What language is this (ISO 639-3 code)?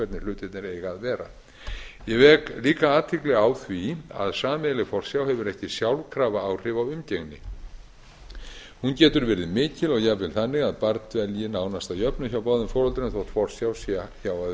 isl